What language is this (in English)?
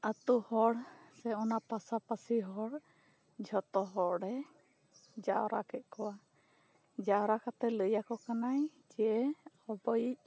Santali